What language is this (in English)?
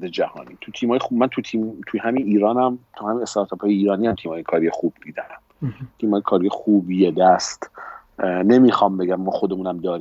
Persian